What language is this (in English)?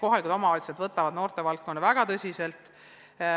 Estonian